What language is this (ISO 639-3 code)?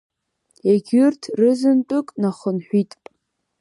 abk